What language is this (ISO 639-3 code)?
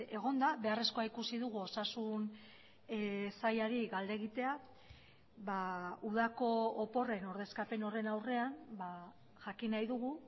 eus